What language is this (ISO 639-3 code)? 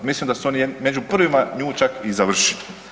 hrv